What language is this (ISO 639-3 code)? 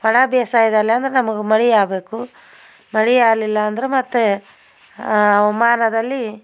kan